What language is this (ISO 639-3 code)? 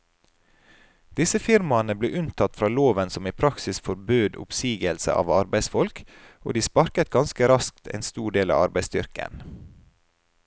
nor